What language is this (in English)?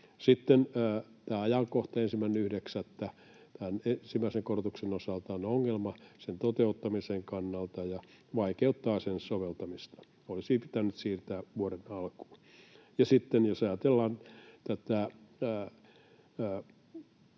Finnish